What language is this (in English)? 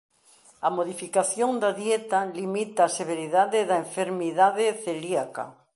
Galician